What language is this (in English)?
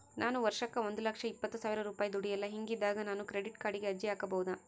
Kannada